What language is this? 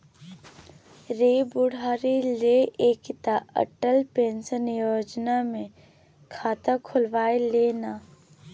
Maithili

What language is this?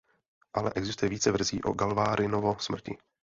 Czech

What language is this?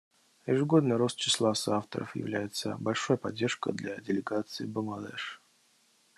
Russian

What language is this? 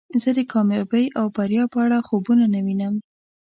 Pashto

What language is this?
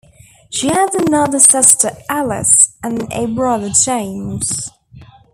English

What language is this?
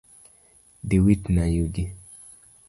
Luo (Kenya and Tanzania)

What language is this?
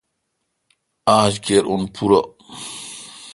Kalkoti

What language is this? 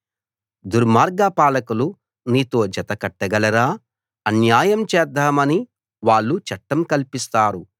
Telugu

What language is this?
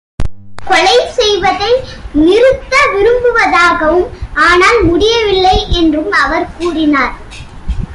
Tamil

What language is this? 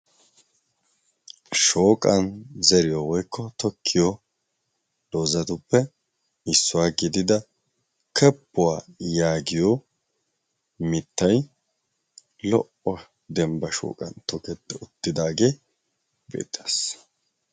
Wolaytta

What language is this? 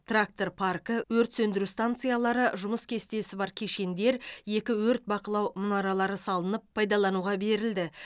Kazakh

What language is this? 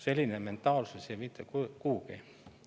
Estonian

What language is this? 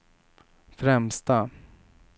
Swedish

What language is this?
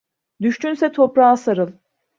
Turkish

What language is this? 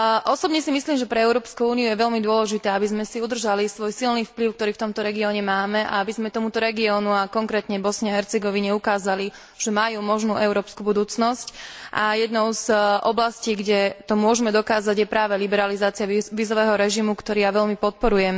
Slovak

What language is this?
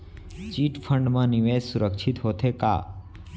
Chhattisgarhi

